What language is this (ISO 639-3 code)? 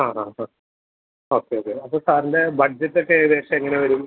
mal